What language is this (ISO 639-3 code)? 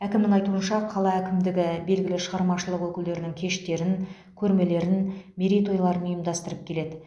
kaz